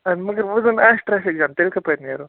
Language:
Kashmiri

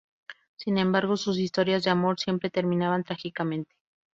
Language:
Spanish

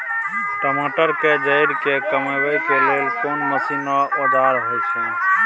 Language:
Maithili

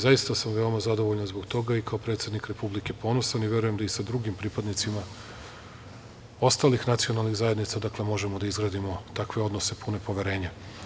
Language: Serbian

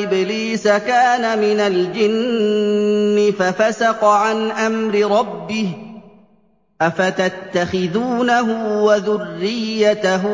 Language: Arabic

